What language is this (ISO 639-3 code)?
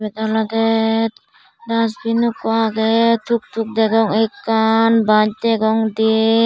ccp